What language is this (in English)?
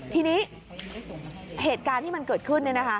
Thai